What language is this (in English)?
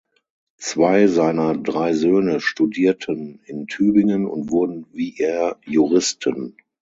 German